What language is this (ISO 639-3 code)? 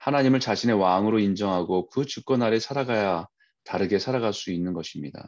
kor